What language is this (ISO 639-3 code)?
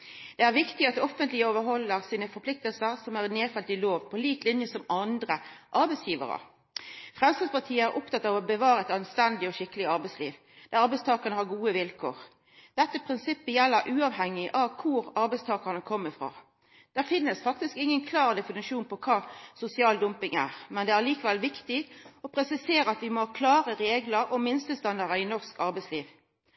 nno